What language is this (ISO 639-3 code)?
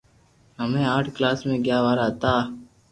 lrk